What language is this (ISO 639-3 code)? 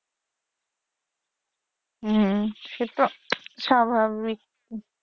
ben